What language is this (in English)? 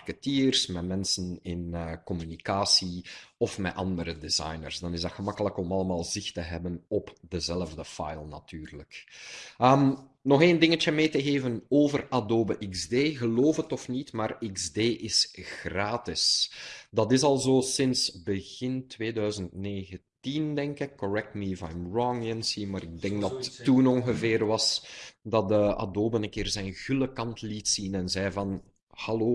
Dutch